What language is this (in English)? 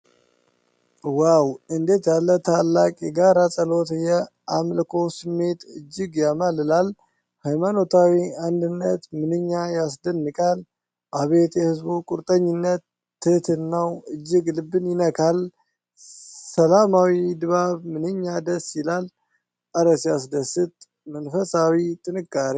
Amharic